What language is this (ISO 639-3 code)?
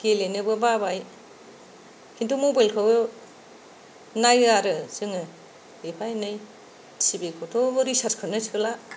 brx